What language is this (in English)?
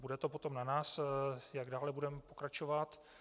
Czech